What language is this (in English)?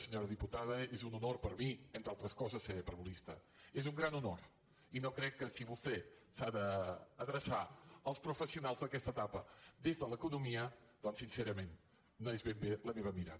Catalan